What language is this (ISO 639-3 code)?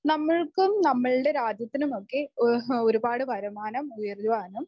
mal